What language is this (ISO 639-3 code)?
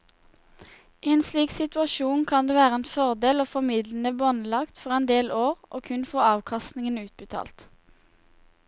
nor